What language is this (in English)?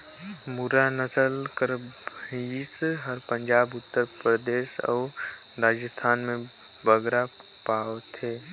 Chhattisgarhi